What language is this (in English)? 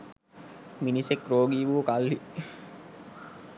Sinhala